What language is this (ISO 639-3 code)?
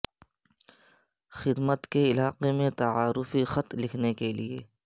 urd